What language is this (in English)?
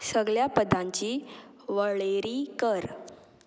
Konkani